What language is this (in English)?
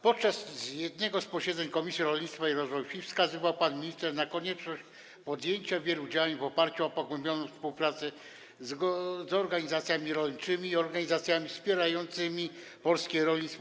Polish